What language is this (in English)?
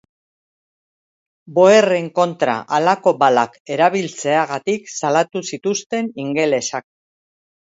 Basque